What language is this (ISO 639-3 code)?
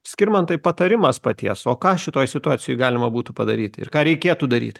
lit